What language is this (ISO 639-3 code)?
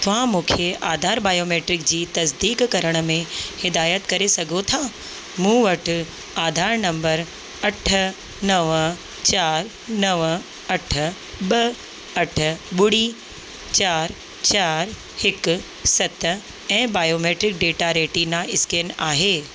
snd